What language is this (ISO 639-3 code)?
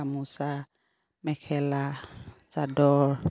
asm